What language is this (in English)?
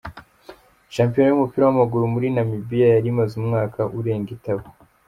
Kinyarwanda